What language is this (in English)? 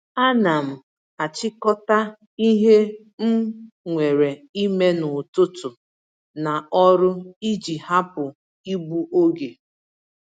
Igbo